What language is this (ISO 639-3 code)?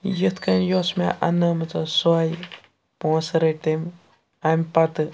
kas